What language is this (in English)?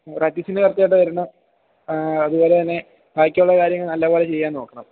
Malayalam